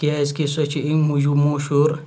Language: Kashmiri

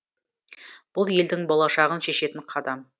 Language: Kazakh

